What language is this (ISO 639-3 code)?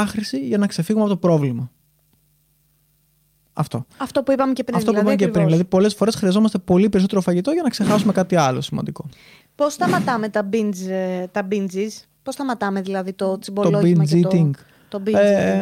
ell